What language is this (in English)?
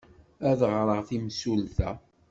Kabyle